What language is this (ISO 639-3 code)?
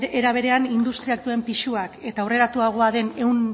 eus